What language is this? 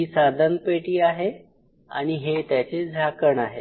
Marathi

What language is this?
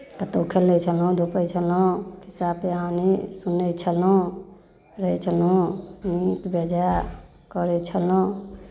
Maithili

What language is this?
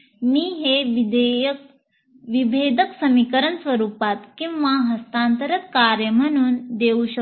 Marathi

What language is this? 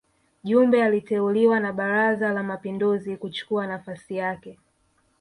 Swahili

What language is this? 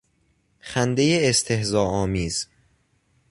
Persian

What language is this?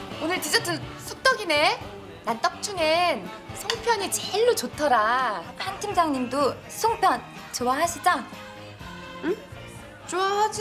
Korean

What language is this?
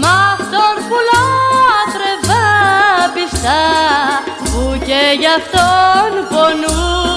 Greek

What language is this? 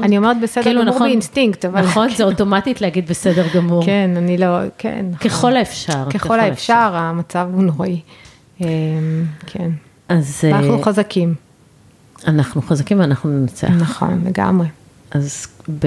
Hebrew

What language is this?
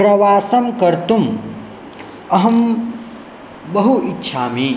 Sanskrit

